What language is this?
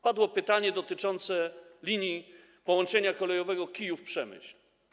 Polish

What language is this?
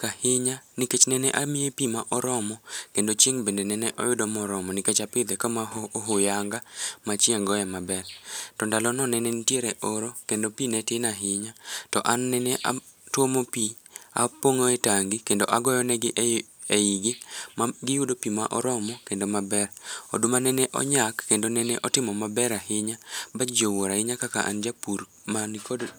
Luo (Kenya and Tanzania)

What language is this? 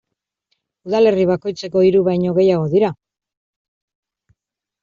Basque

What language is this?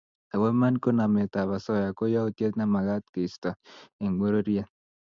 Kalenjin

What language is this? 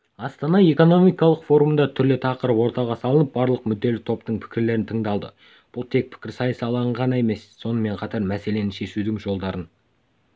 Kazakh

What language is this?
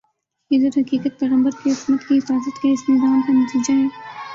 Urdu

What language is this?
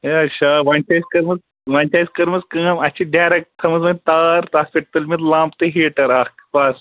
Kashmiri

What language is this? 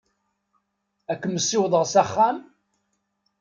Kabyle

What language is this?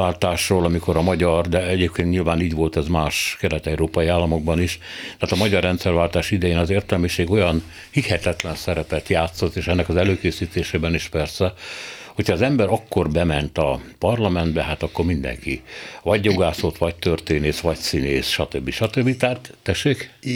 Hungarian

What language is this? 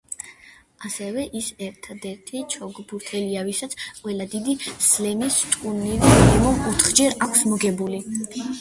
Georgian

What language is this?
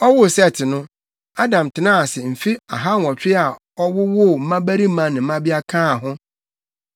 Akan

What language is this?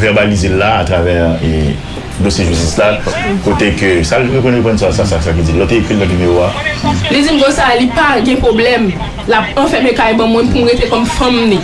French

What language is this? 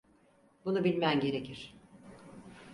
Turkish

